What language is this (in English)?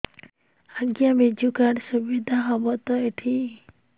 Odia